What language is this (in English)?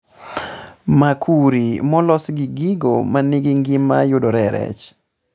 Luo (Kenya and Tanzania)